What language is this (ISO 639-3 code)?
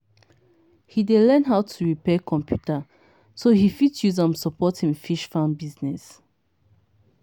pcm